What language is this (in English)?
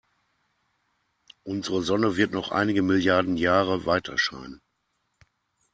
German